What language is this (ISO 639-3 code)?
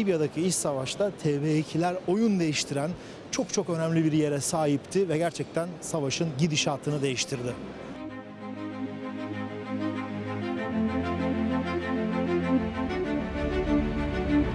tur